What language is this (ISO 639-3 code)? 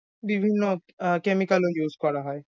ben